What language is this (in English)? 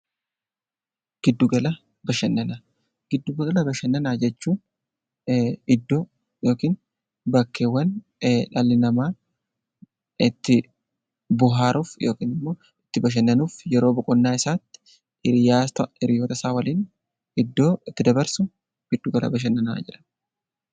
Oromo